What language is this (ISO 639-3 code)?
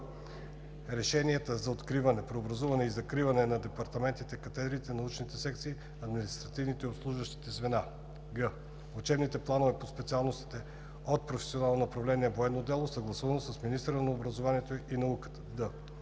bul